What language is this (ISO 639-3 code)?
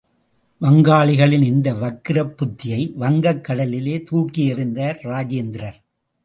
tam